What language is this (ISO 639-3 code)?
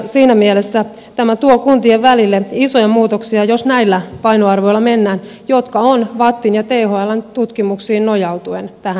fin